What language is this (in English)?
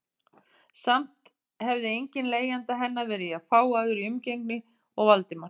Icelandic